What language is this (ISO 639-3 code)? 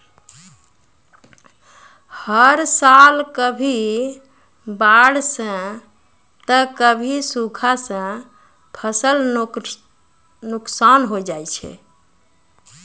mai